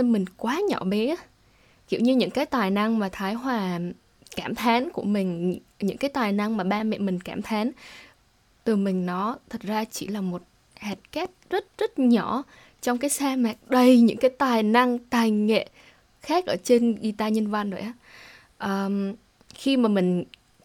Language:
Vietnamese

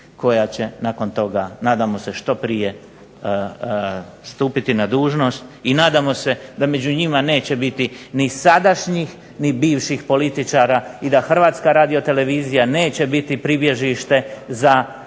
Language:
Croatian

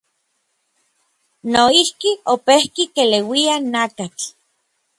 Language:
Orizaba Nahuatl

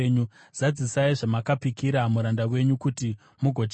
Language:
Shona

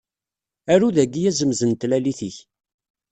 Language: Kabyle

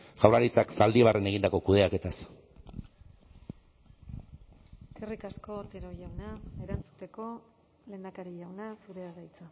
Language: Basque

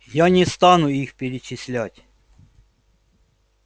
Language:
Russian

